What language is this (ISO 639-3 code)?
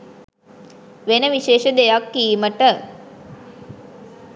sin